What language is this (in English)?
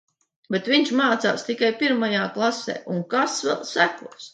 Latvian